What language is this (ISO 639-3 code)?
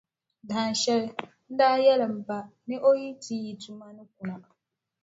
dag